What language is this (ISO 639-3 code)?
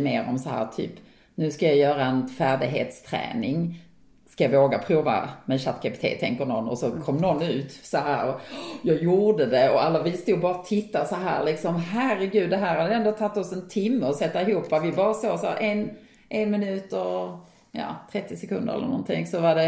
swe